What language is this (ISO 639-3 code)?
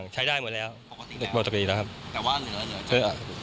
tha